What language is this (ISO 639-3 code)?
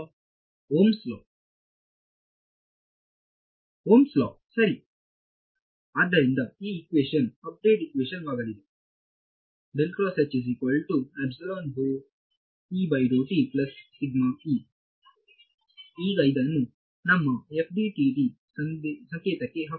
kan